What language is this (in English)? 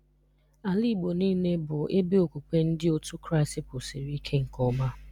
Igbo